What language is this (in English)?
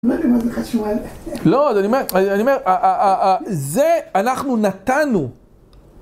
Hebrew